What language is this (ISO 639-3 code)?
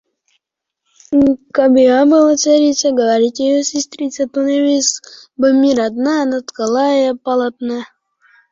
uzb